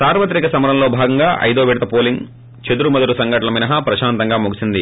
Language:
Telugu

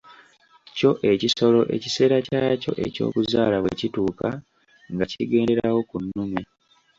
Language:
Ganda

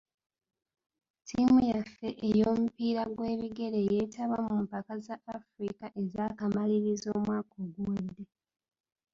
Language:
Ganda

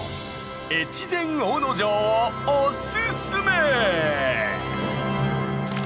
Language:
Japanese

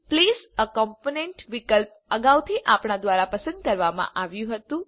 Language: Gujarati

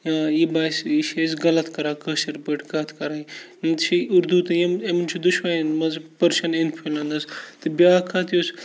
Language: Kashmiri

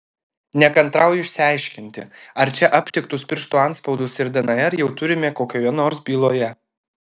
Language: Lithuanian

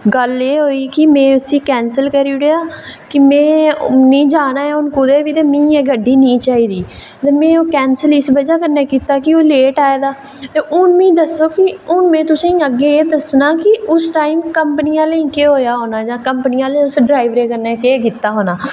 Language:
Dogri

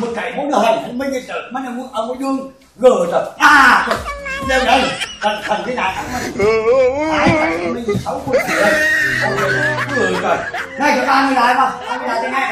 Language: Vietnamese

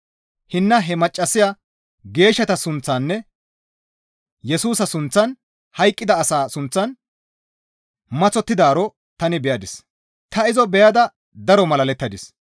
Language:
Gamo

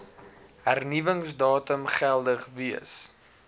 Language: Afrikaans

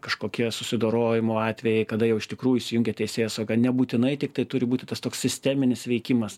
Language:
Lithuanian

